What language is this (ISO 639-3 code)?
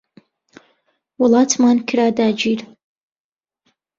ckb